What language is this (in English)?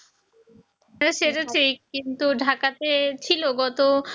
Bangla